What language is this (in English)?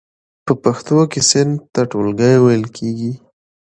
Pashto